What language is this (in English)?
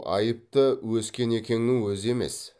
Kazakh